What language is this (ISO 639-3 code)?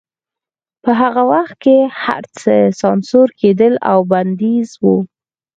pus